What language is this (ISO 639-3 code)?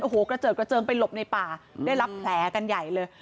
tha